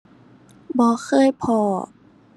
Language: Thai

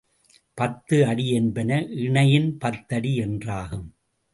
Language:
Tamil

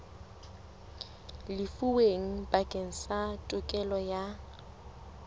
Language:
Southern Sotho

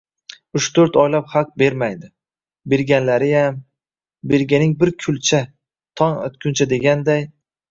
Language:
Uzbek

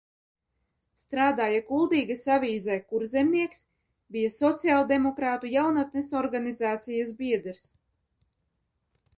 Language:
Latvian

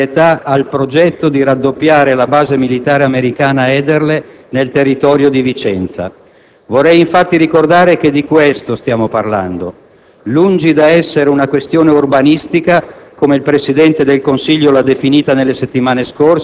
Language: Italian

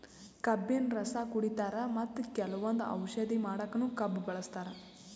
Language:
Kannada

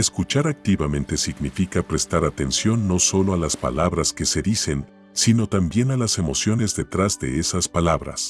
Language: Spanish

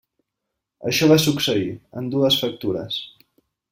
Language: Catalan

